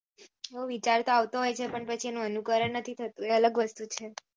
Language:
Gujarati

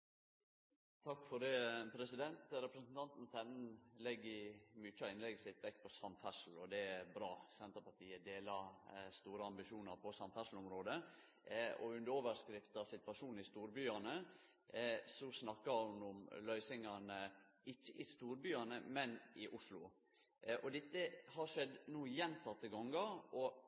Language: Norwegian Nynorsk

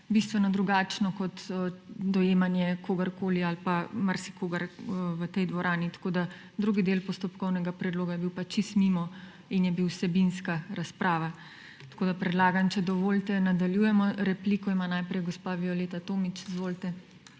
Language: Slovenian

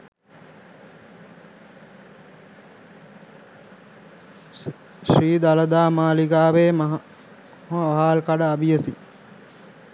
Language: Sinhala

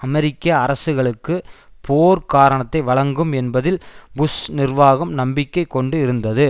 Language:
Tamil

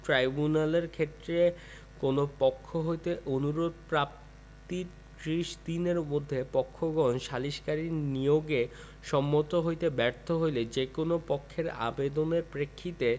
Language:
Bangla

